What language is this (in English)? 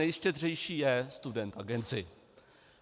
Czech